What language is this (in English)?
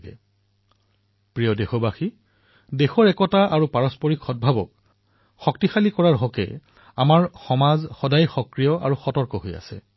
Assamese